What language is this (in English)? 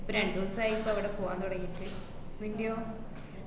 Malayalam